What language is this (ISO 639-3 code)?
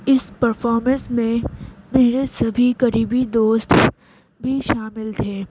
urd